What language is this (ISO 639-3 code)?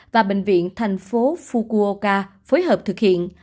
vie